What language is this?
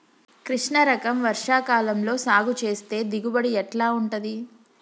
Telugu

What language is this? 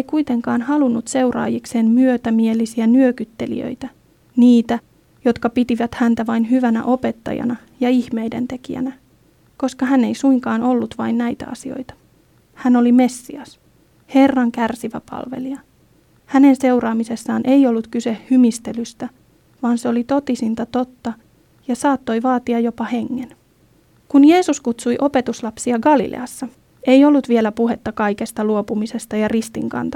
Finnish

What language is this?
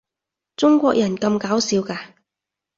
Cantonese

